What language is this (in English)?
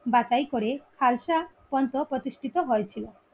Bangla